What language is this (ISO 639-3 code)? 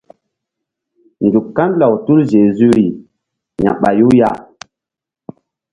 mdd